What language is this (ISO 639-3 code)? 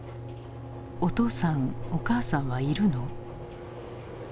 jpn